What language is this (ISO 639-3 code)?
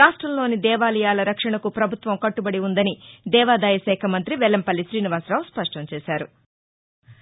tel